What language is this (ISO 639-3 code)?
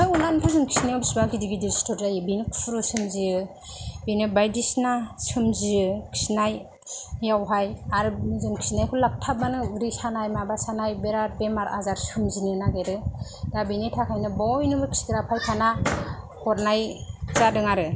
brx